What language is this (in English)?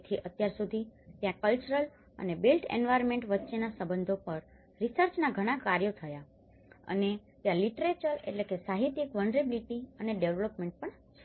Gujarati